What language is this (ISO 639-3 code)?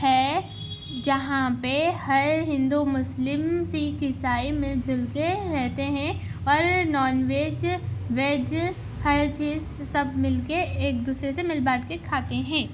urd